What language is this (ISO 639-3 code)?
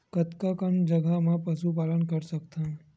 hne